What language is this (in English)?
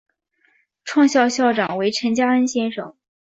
Chinese